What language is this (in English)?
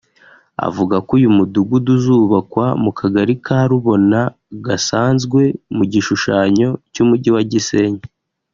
Kinyarwanda